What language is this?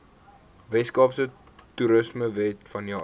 Afrikaans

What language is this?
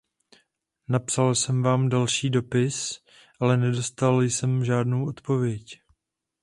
Czech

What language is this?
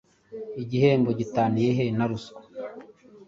Kinyarwanda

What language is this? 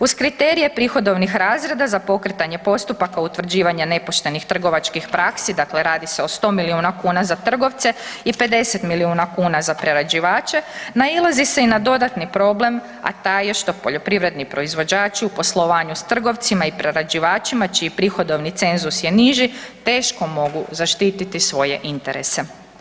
Croatian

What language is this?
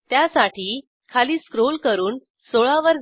Marathi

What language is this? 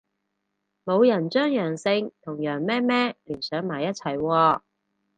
Cantonese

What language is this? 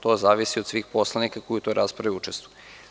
Serbian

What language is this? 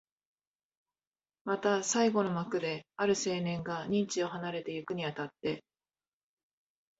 Japanese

